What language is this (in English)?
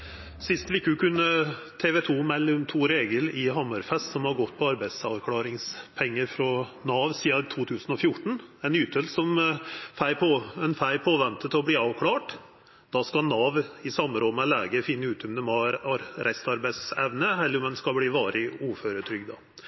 Norwegian